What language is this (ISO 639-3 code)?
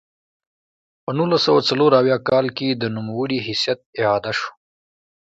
pus